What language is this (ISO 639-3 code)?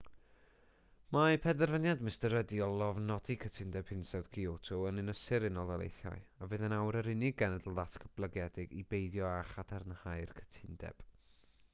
cym